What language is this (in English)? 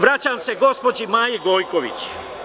Serbian